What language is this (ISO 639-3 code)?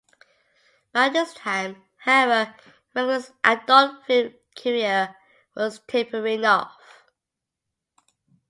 eng